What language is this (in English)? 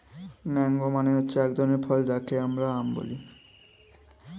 Bangla